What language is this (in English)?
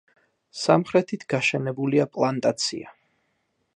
Georgian